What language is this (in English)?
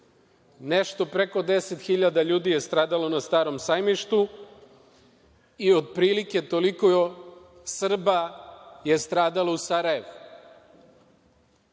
Serbian